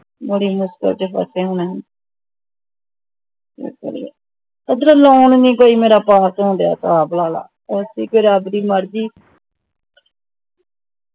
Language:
Punjabi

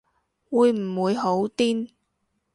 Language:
Cantonese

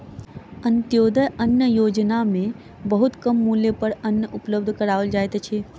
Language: Maithili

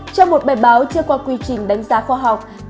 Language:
Vietnamese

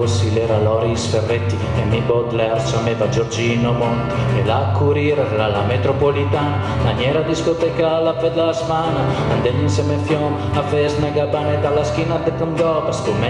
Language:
Italian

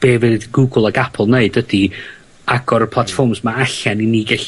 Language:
Welsh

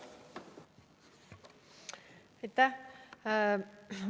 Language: Estonian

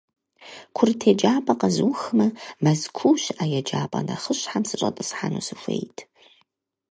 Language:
Kabardian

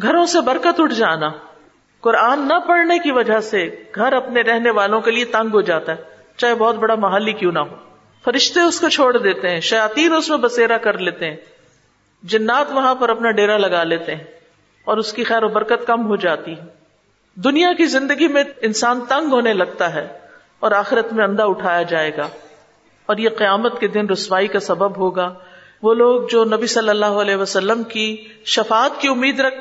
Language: Urdu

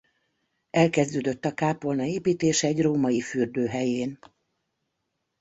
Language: Hungarian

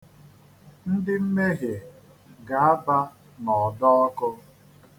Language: Igbo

